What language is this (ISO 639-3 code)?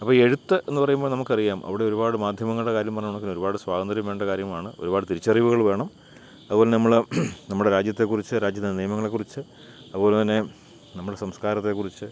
mal